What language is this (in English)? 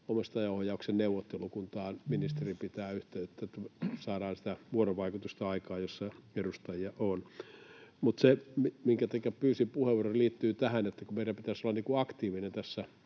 Finnish